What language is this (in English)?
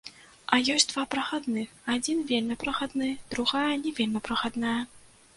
Belarusian